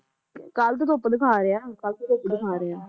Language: Punjabi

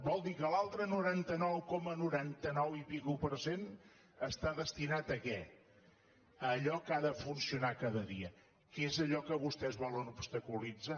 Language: Catalan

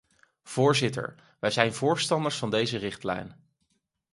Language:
Dutch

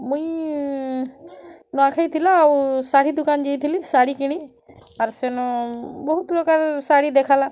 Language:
Odia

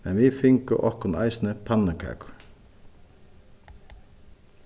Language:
Faroese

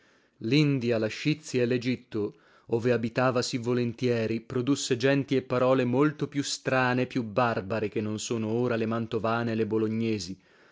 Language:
Italian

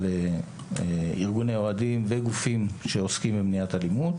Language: Hebrew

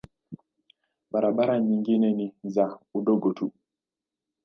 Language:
Swahili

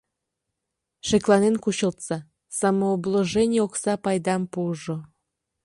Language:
Mari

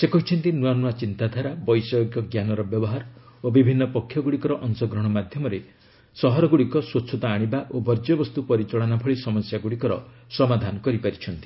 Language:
Odia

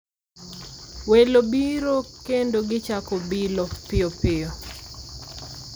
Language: Luo (Kenya and Tanzania)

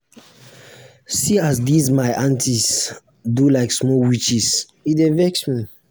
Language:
Nigerian Pidgin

